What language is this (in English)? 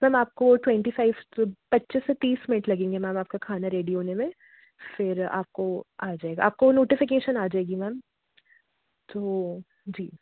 Hindi